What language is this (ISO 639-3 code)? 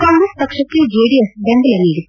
kan